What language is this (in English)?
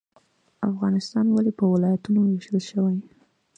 Pashto